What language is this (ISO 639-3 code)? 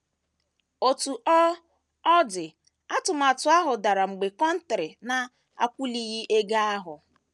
ibo